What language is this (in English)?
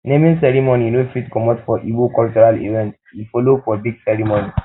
Nigerian Pidgin